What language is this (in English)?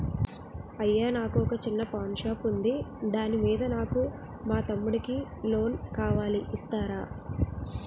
Telugu